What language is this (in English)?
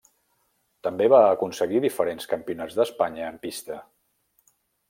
Catalan